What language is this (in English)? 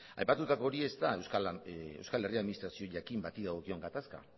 Basque